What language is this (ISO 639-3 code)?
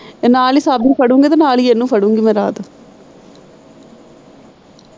pan